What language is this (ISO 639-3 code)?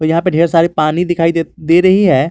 hin